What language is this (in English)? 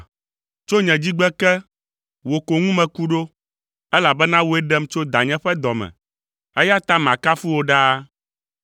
Ewe